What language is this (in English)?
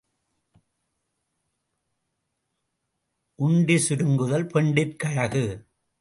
Tamil